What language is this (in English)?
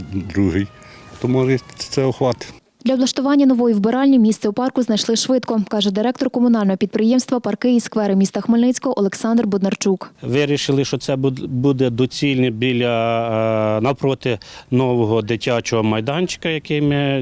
Ukrainian